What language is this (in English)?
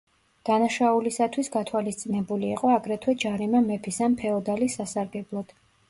Georgian